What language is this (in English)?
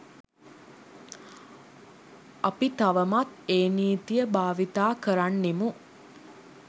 Sinhala